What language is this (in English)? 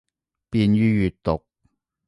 Cantonese